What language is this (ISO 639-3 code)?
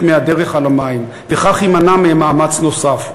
heb